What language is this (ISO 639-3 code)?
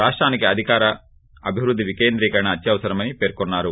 tel